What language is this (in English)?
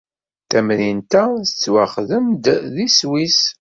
Kabyle